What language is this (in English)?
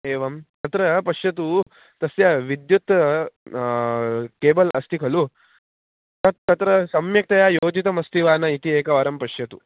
Sanskrit